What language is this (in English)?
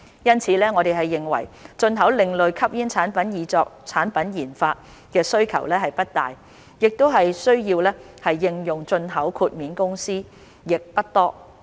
Cantonese